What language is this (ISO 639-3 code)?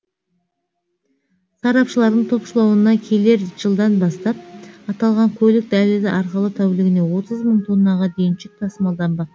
kaz